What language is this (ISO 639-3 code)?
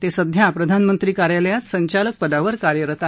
mar